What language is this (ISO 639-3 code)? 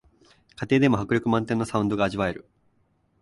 jpn